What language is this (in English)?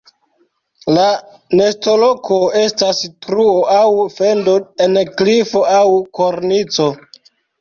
Esperanto